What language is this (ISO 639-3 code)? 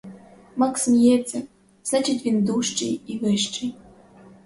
ukr